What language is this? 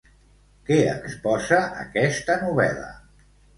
Catalan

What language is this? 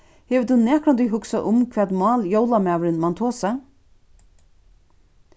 Faroese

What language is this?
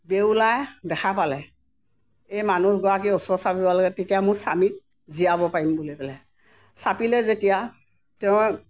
Assamese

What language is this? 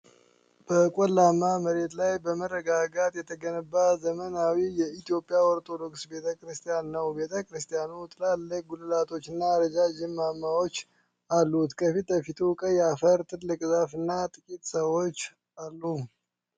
Amharic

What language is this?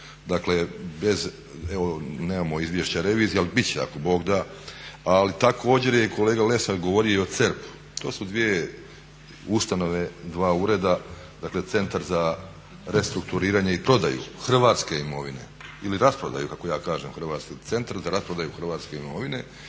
Croatian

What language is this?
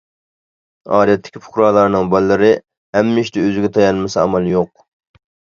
Uyghur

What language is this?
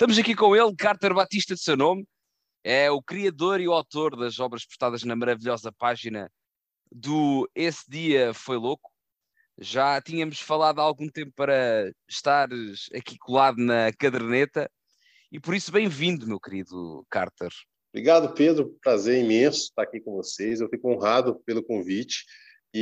Portuguese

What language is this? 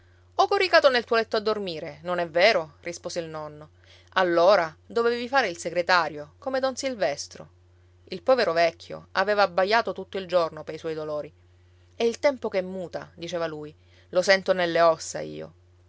Italian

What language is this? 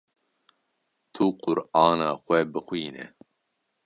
Kurdish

